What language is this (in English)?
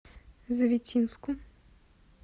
Russian